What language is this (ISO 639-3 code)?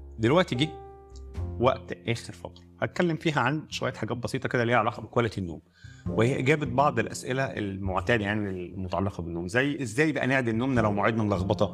ara